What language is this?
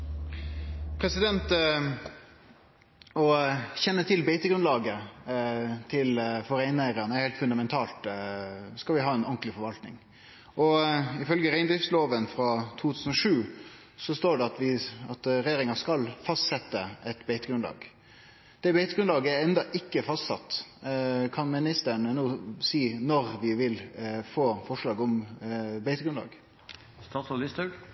Norwegian Nynorsk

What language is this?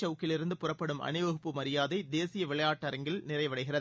Tamil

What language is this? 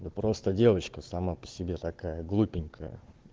Russian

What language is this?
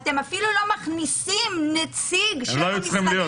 Hebrew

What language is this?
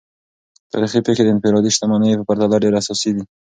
Pashto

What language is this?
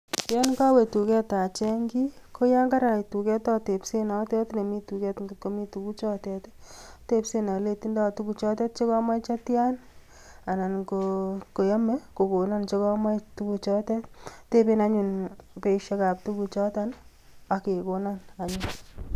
Kalenjin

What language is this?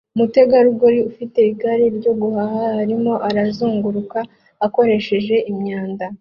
Kinyarwanda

